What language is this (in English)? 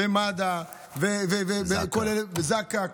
Hebrew